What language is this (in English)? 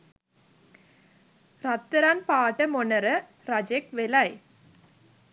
Sinhala